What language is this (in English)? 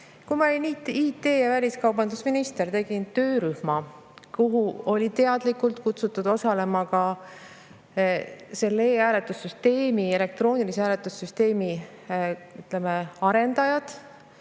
Estonian